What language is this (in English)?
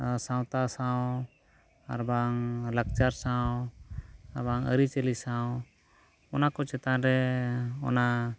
Santali